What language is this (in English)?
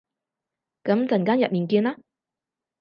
Cantonese